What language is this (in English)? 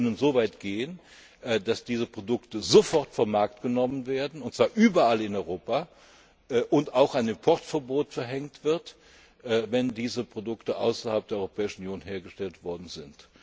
German